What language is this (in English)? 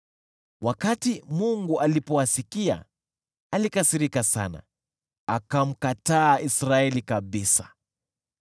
Swahili